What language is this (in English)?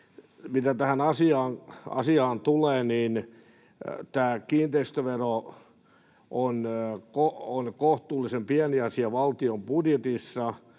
Finnish